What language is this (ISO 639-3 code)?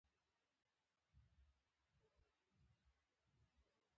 pus